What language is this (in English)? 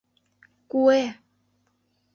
Mari